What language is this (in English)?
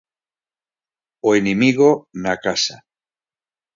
Galician